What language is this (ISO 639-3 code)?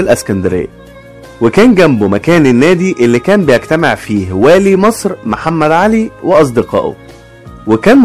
ara